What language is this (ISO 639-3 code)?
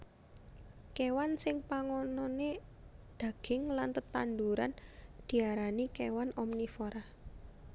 jav